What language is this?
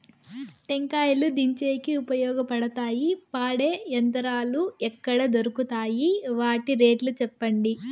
Telugu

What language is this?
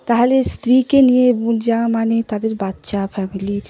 Bangla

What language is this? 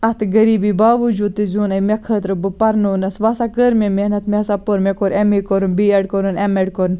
Kashmiri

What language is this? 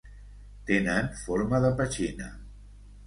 Catalan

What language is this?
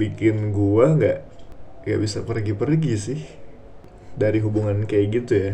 Indonesian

